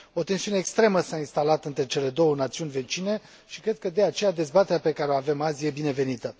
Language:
Romanian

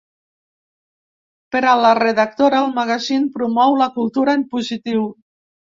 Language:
Catalan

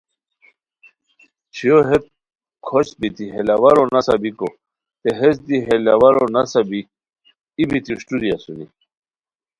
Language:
Khowar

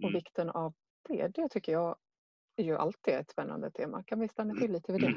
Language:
Swedish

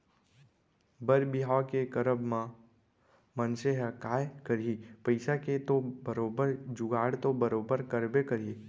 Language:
Chhattisgarhi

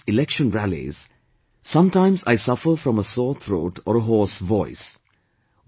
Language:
English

